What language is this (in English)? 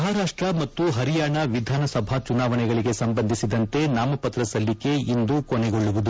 Kannada